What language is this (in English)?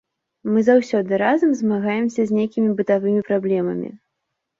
Belarusian